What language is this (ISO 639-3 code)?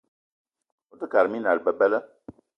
eto